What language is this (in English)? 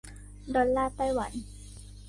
Thai